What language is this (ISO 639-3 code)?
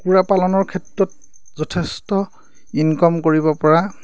asm